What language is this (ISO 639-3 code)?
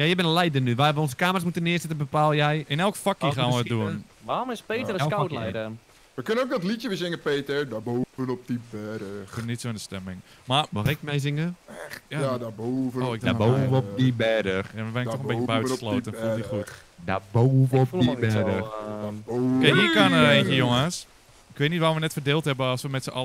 nld